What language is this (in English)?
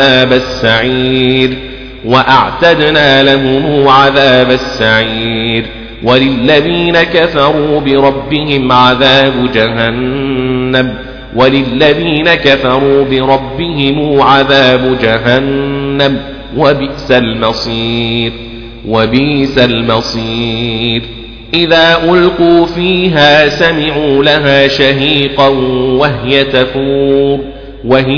Arabic